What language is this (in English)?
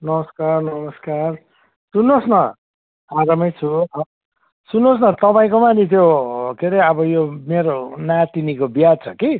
Nepali